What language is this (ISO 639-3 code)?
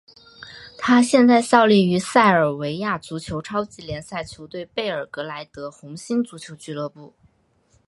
zho